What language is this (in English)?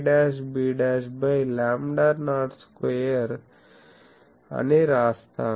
Telugu